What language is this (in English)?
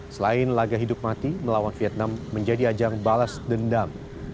Indonesian